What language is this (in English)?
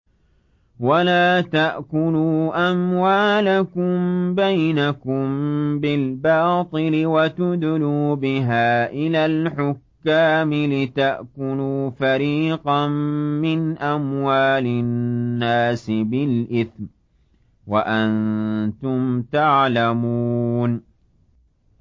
Arabic